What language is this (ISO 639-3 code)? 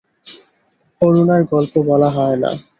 ben